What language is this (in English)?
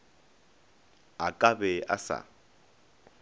Northern Sotho